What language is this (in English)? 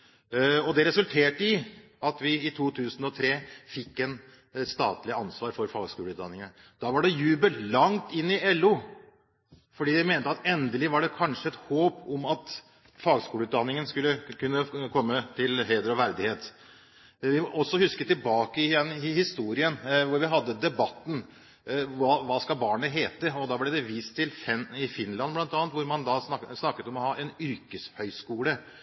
Norwegian Bokmål